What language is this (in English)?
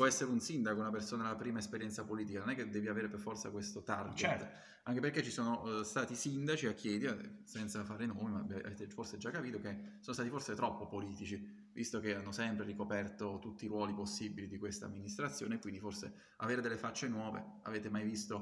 Italian